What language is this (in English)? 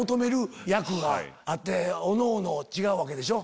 Japanese